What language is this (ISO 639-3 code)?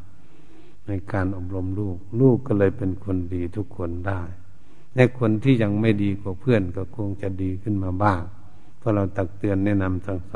tha